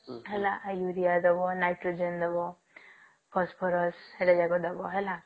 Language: Odia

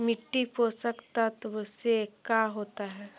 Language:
Magahi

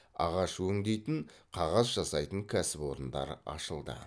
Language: Kazakh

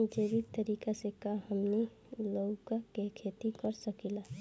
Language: Bhojpuri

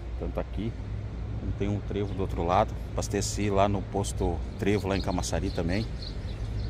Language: Portuguese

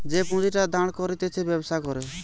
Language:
Bangla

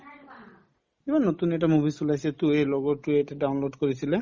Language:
Assamese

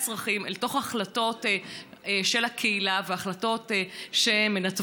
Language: Hebrew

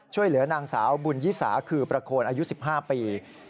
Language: Thai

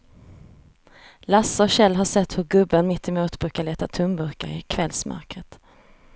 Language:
Swedish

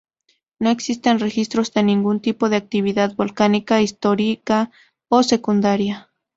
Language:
Spanish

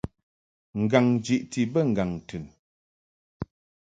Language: Mungaka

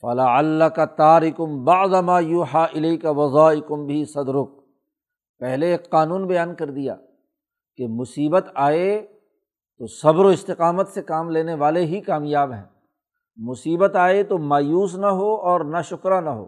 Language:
Urdu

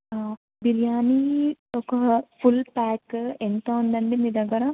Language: Telugu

